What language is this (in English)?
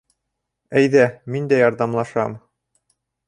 Bashkir